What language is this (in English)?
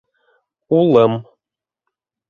Bashkir